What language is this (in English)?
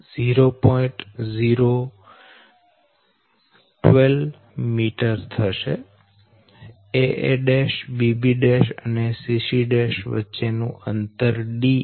Gujarati